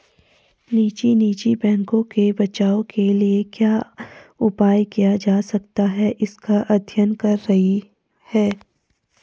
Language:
Hindi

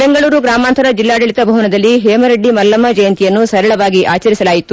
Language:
Kannada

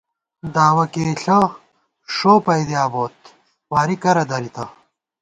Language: Gawar-Bati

